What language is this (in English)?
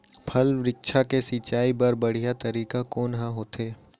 Chhattisgarhi